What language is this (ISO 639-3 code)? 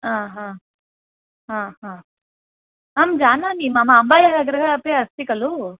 san